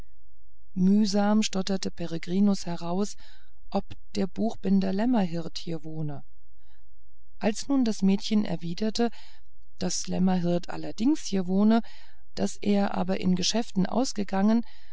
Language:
German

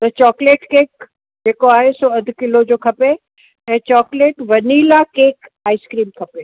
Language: Sindhi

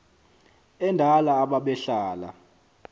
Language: Xhosa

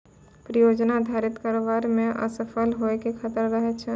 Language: Maithili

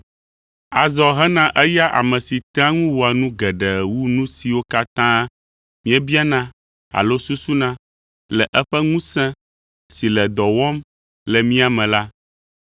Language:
Ewe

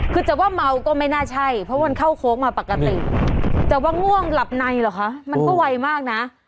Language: Thai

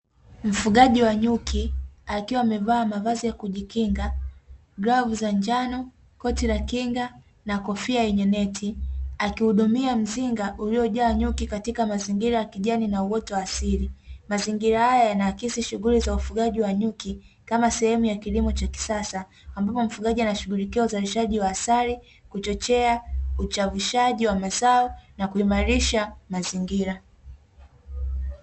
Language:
Swahili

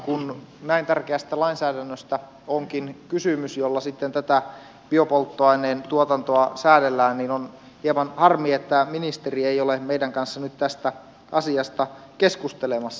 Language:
Finnish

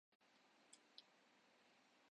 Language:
Urdu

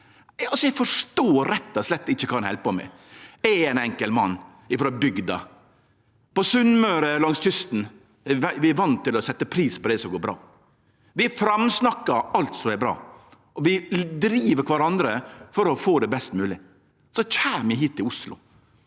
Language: Norwegian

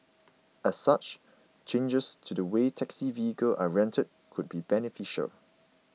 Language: English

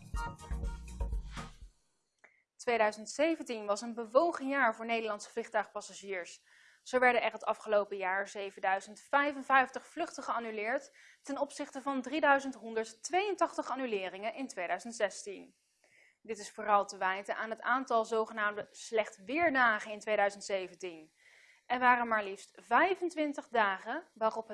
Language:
Dutch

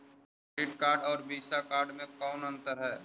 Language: Magahi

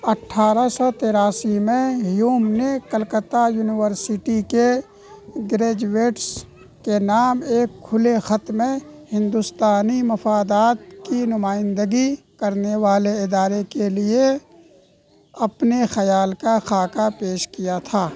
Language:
Urdu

